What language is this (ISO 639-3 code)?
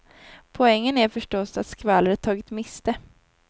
swe